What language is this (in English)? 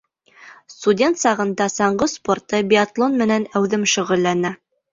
Bashkir